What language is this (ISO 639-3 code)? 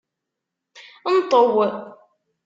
kab